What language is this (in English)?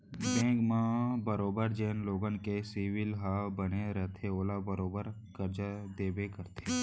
Chhattisgarhi